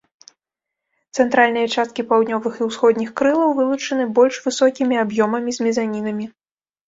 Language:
Belarusian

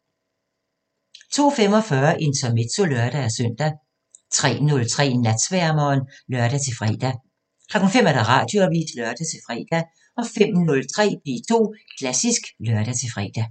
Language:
Danish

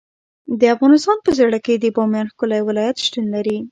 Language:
Pashto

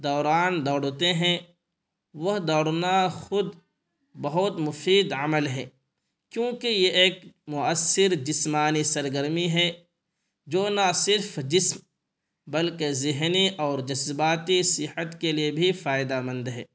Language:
Urdu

